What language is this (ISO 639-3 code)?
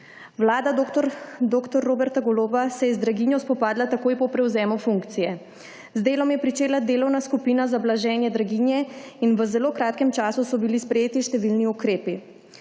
slv